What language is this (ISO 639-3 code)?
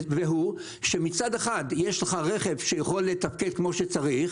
heb